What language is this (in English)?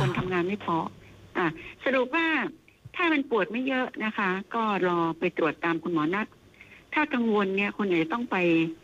Thai